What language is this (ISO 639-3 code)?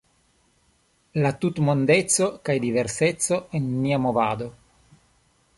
epo